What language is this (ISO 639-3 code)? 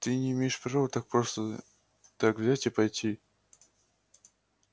rus